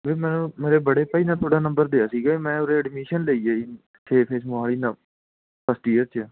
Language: Punjabi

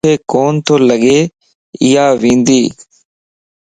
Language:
Lasi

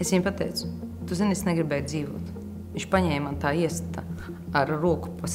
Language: Latvian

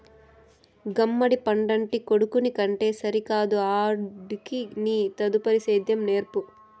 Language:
Telugu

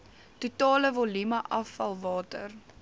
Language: Afrikaans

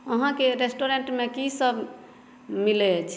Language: Maithili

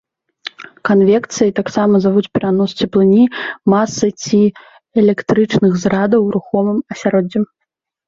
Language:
Belarusian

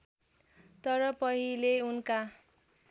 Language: Nepali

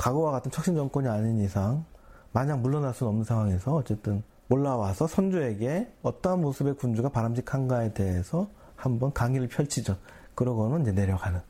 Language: Korean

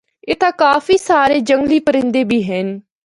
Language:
Northern Hindko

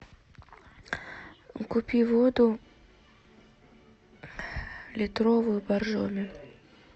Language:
Russian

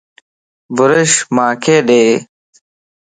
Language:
Lasi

